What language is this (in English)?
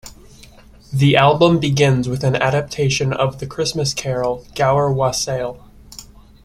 English